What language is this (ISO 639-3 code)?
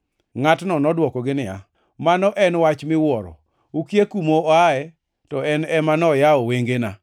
luo